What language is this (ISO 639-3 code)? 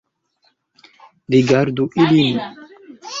epo